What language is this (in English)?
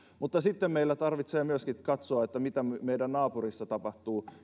Finnish